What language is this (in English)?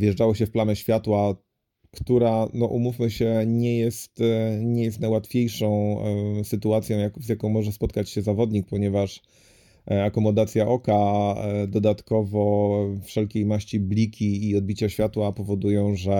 Polish